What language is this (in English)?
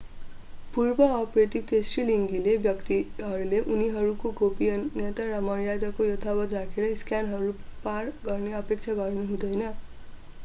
Nepali